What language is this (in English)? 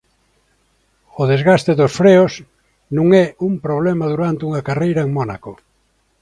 Galician